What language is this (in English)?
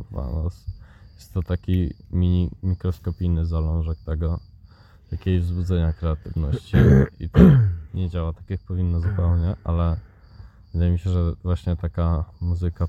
Polish